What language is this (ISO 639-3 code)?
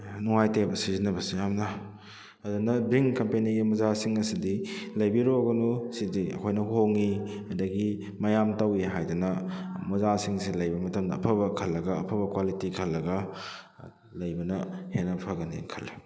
mni